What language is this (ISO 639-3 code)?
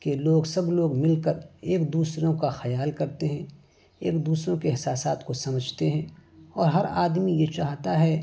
urd